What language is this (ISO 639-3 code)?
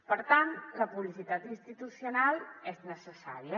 cat